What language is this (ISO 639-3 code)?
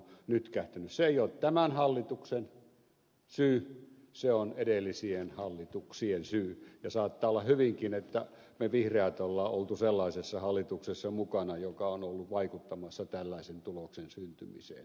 fin